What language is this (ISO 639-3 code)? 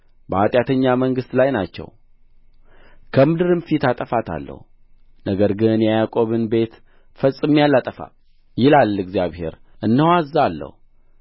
amh